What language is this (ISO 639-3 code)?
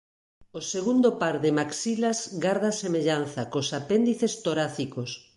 glg